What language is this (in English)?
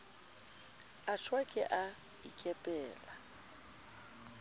Southern Sotho